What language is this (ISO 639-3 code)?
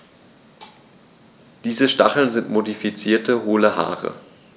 deu